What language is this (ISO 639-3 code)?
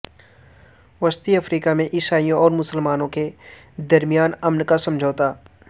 urd